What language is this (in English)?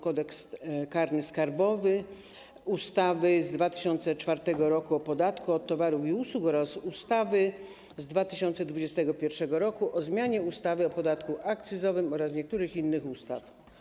Polish